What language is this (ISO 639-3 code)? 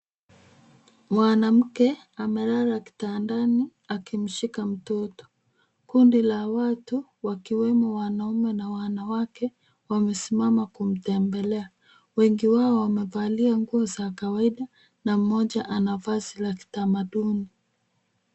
swa